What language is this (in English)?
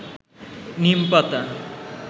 Bangla